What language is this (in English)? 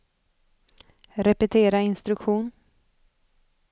Swedish